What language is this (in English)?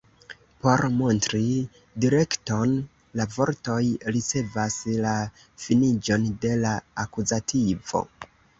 Esperanto